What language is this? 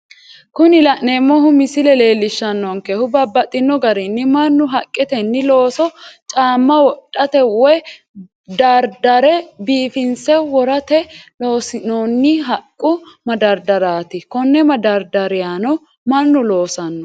Sidamo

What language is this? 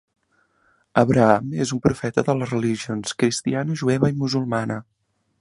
Catalan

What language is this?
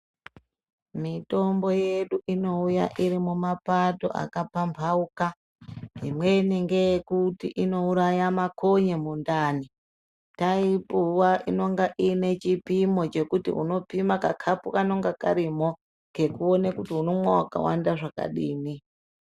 Ndau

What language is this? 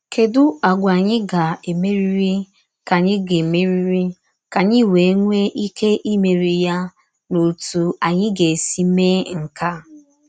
Igbo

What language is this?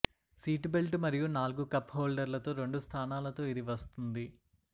Telugu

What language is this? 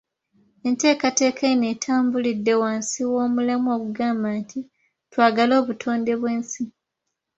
Ganda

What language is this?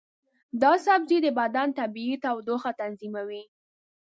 Pashto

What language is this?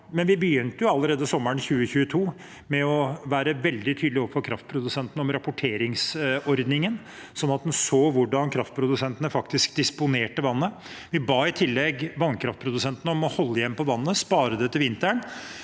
Norwegian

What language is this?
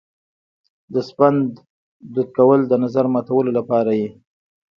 Pashto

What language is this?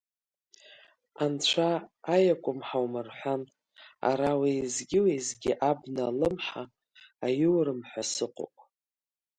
Abkhazian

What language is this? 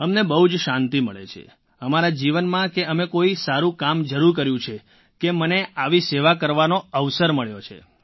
Gujarati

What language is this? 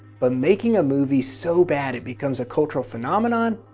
English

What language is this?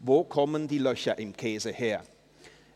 Swiss German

